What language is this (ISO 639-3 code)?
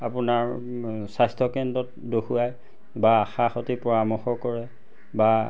asm